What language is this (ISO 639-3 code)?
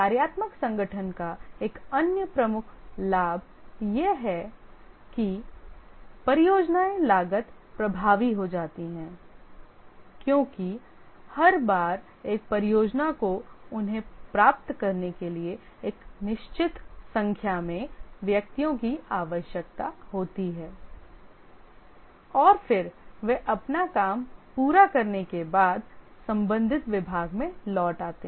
hin